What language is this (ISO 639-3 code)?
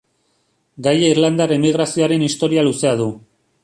eus